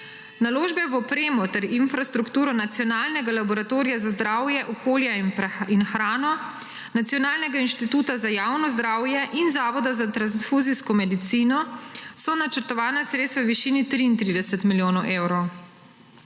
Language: Slovenian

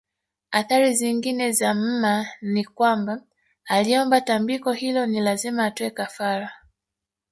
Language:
Swahili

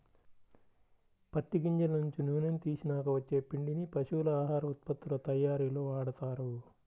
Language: Telugu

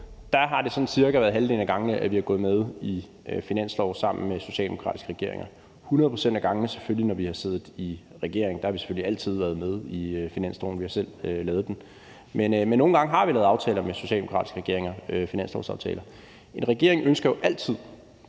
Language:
Danish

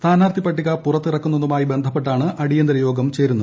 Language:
Malayalam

